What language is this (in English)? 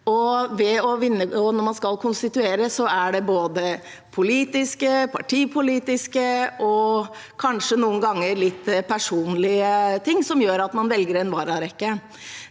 Norwegian